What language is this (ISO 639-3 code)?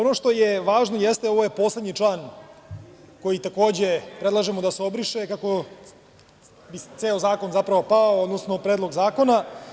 srp